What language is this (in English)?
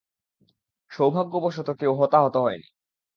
Bangla